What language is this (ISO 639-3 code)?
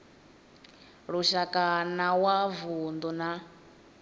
ven